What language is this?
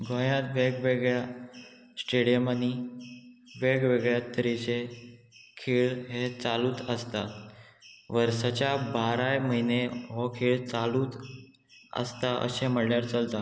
Konkani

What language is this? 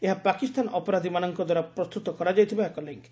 Odia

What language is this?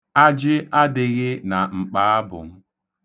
Igbo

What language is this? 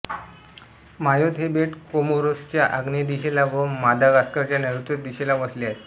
Marathi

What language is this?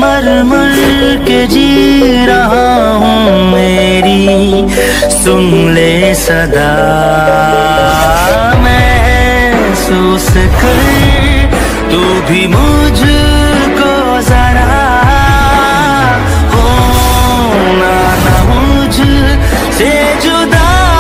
Hindi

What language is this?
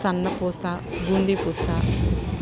Telugu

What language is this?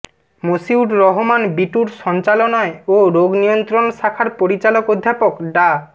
Bangla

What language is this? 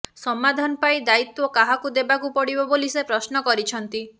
Odia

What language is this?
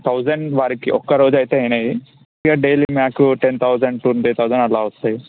Telugu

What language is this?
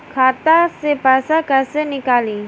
Bhojpuri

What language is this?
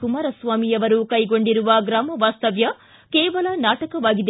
Kannada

